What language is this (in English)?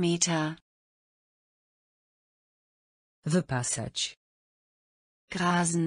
Polish